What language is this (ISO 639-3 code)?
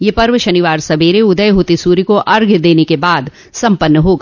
hin